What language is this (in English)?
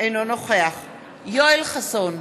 Hebrew